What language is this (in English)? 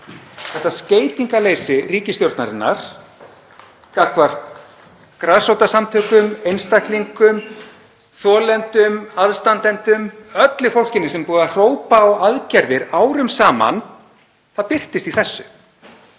Icelandic